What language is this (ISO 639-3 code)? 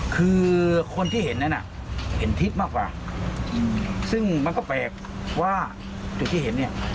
tha